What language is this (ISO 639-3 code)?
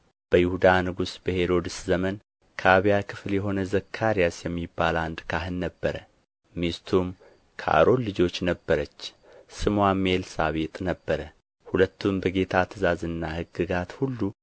amh